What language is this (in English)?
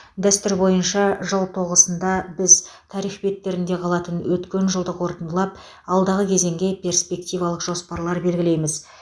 Kazakh